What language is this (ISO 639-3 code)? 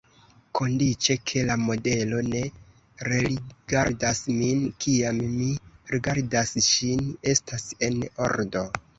epo